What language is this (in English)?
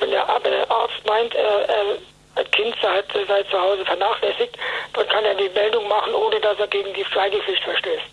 German